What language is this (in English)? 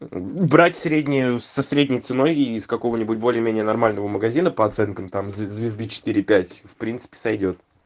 Russian